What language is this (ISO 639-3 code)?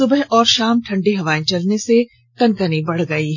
hin